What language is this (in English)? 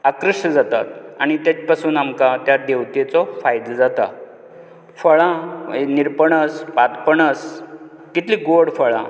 Konkani